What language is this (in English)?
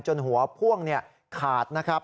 Thai